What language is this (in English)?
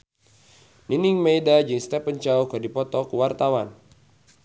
Sundanese